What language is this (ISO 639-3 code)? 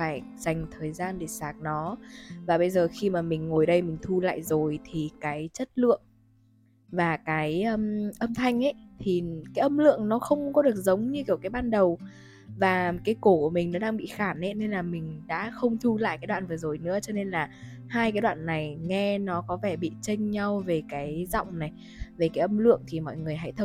vie